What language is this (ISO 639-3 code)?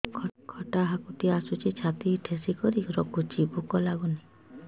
ori